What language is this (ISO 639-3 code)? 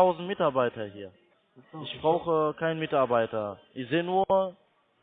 deu